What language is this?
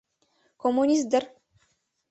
Mari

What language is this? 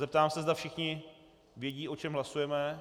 Czech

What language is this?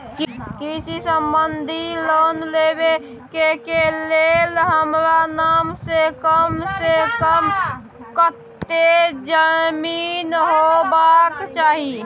Maithili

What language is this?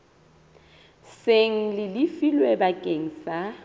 Southern Sotho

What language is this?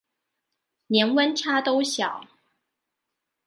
Chinese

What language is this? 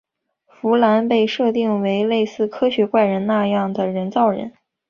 Chinese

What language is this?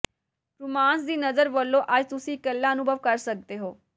Punjabi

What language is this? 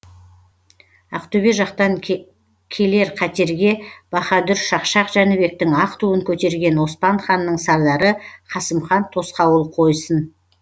Kazakh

